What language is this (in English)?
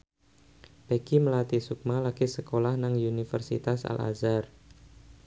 Javanese